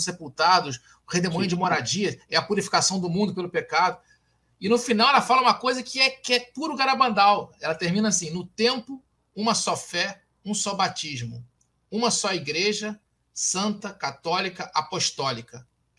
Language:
Portuguese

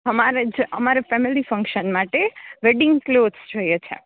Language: Gujarati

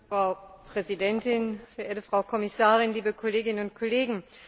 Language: German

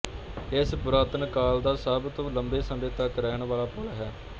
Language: Punjabi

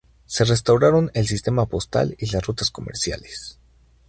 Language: Spanish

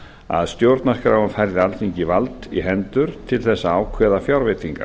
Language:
Icelandic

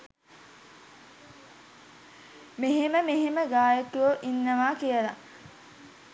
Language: Sinhala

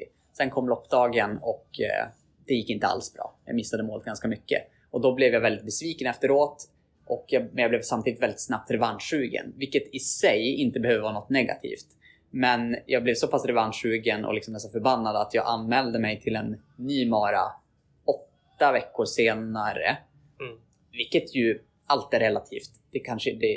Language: Swedish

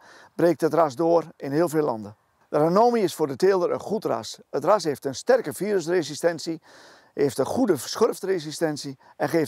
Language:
Dutch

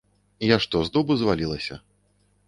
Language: Belarusian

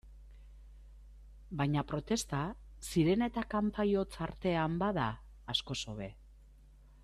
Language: Basque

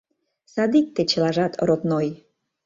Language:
Mari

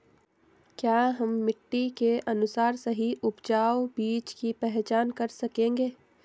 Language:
Hindi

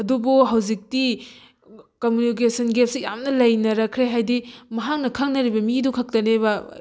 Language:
Manipuri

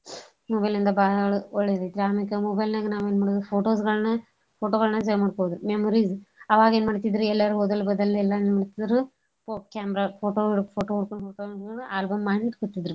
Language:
Kannada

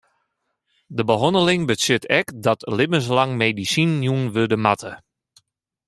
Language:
Western Frisian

